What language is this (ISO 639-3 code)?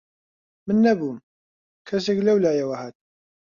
ckb